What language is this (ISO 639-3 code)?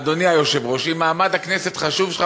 heb